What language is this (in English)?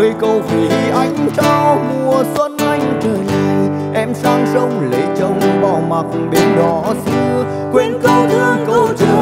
Vietnamese